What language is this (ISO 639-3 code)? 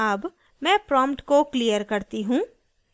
hin